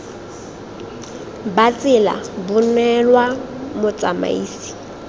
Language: Tswana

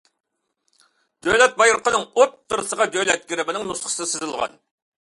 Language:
Uyghur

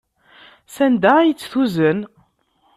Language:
Kabyle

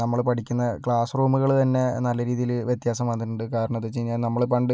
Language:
Malayalam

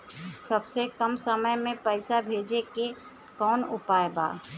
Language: Bhojpuri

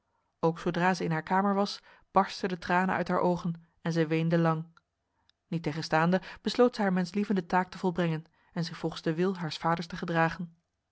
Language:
Dutch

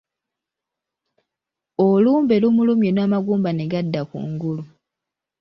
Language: Ganda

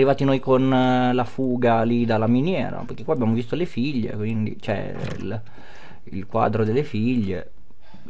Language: Italian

